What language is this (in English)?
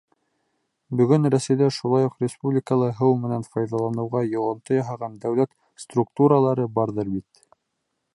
Bashkir